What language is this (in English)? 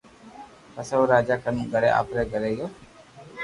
Loarki